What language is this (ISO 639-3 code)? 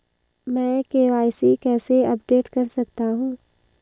hin